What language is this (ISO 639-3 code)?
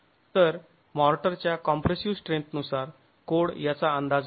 mar